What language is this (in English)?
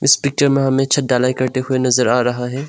Hindi